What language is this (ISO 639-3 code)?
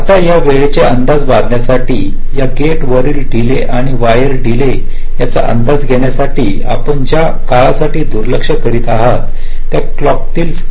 mar